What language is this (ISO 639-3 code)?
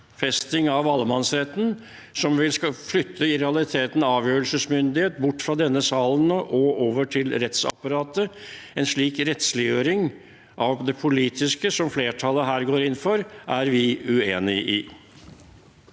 nor